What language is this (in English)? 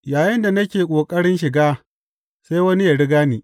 Hausa